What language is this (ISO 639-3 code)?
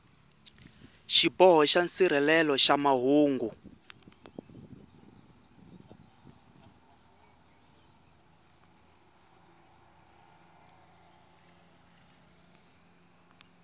tso